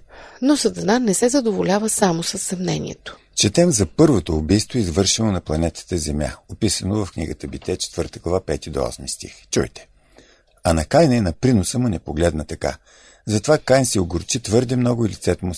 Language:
Bulgarian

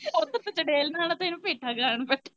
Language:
Punjabi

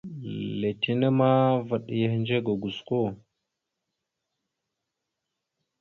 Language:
Mada (Cameroon)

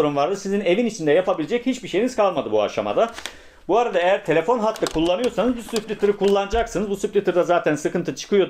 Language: Turkish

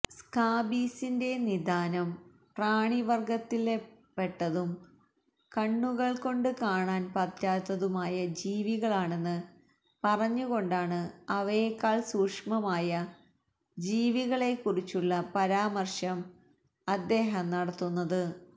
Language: Malayalam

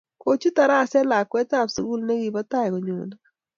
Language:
Kalenjin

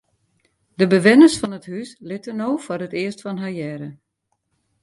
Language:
Western Frisian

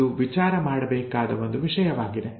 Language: Kannada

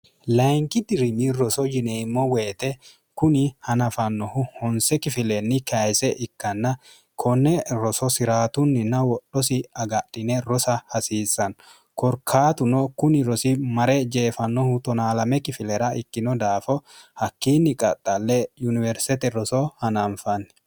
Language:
Sidamo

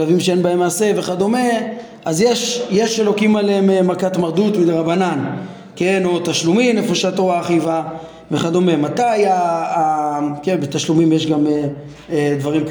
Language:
Hebrew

